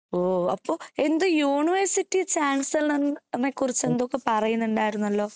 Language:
Malayalam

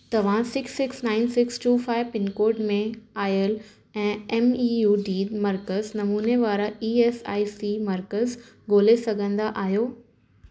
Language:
Sindhi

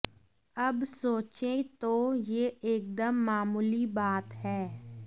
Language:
Hindi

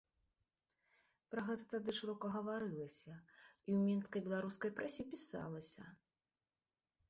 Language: Belarusian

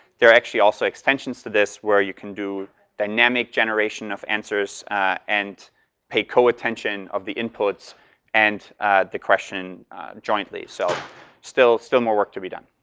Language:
English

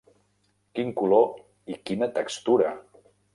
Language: Catalan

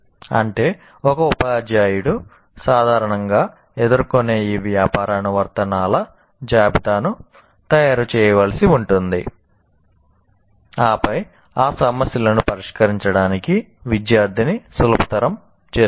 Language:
Telugu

